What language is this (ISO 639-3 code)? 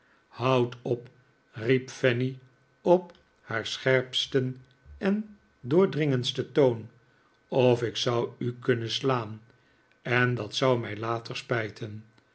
nld